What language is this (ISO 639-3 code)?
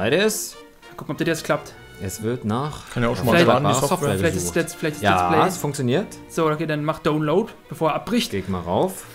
deu